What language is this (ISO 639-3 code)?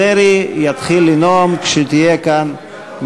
heb